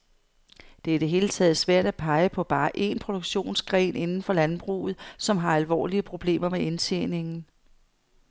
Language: Danish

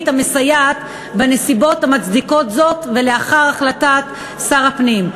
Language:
Hebrew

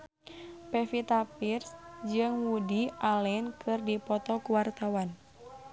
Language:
Sundanese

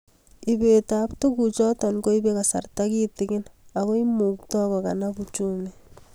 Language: Kalenjin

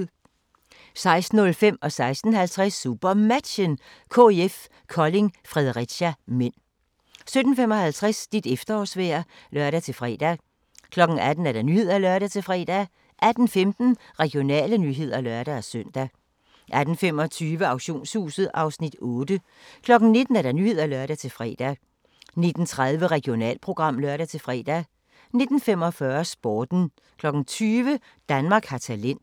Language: Danish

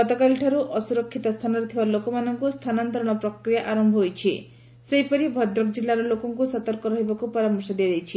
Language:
Odia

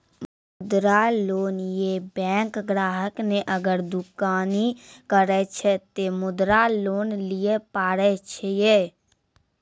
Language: Maithili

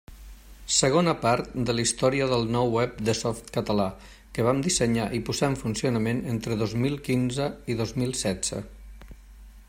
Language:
Catalan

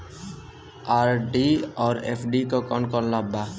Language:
Bhojpuri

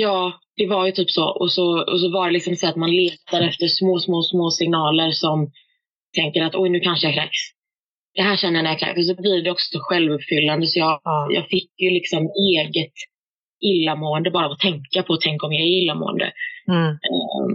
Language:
Swedish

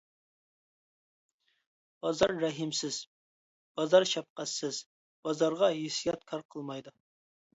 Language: Uyghur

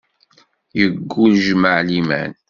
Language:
Kabyle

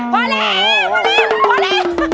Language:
Thai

